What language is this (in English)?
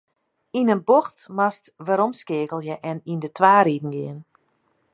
Western Frisian